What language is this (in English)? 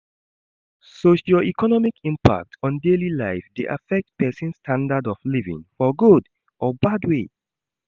Nigerian Pidgin